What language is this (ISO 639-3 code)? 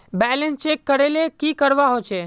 mag